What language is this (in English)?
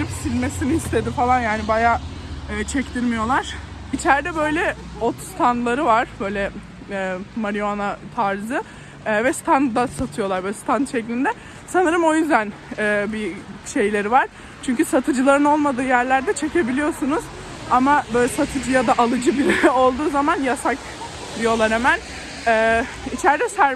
Turkish